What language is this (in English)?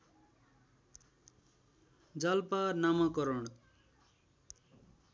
Nepali